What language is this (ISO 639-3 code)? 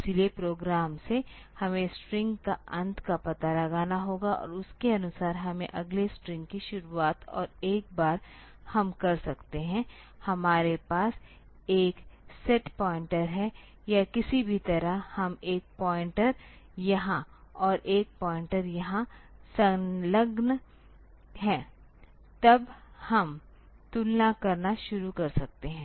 hin